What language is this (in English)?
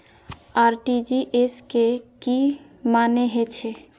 Maithili